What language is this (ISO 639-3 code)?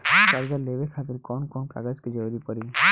bho